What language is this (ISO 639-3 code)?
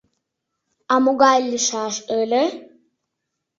chm